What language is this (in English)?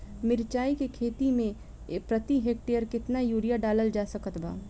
Bhojpuri